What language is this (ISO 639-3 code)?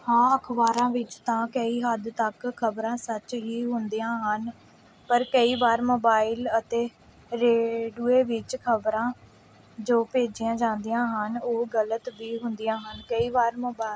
pan